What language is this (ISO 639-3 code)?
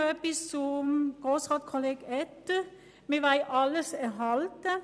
gsw